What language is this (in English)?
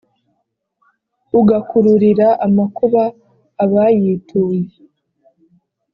Kinyarwanda